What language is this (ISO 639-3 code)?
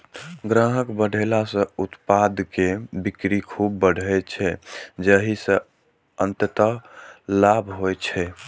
mai